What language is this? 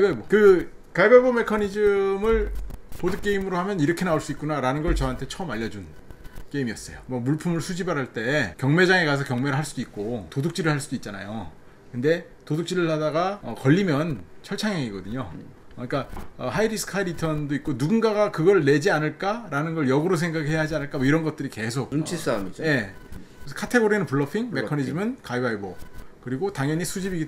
Korean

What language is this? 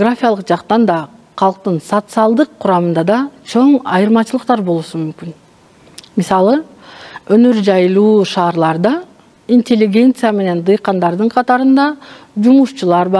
Turkish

